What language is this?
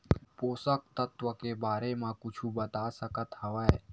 Chhattisgarhi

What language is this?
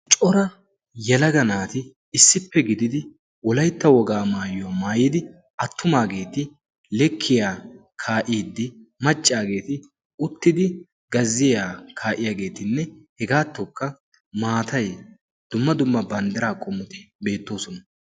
Wolaytta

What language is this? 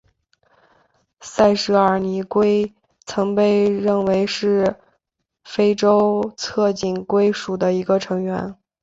Chinese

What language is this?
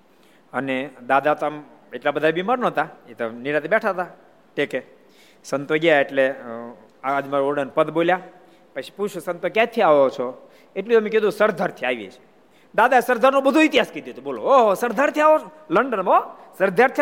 Gujarati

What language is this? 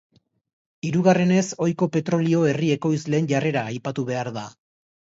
Basque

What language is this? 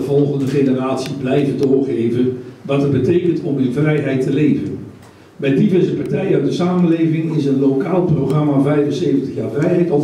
Dutch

